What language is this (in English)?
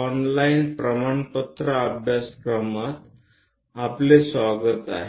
Gujarati